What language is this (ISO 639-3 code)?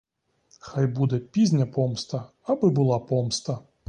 ukr